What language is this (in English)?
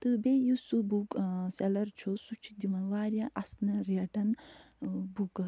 Kashmiri